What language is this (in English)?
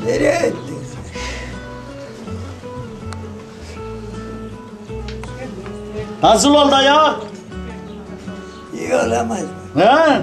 Turkish